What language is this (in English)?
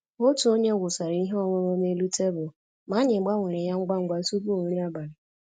Igbo